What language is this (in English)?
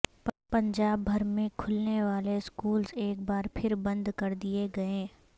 Urdu